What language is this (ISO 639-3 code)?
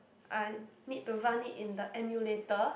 eng